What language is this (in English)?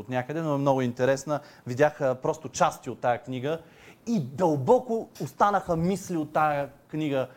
Bulgarian